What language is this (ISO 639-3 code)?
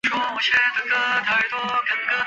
zho